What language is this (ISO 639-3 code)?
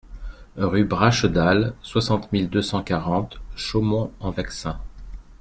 fra